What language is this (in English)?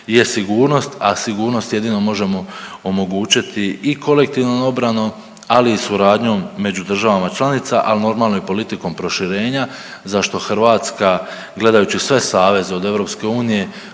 Croatian